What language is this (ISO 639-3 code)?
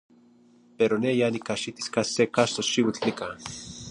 nhi